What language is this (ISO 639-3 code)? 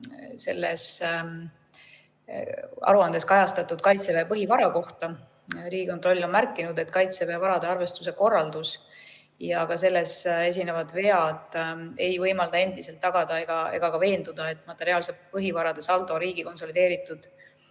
est